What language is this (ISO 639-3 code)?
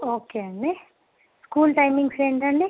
tel